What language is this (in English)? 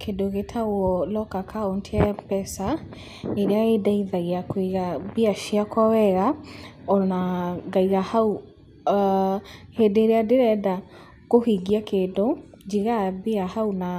Kikuyu